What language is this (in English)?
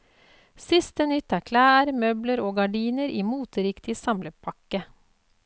Norwegian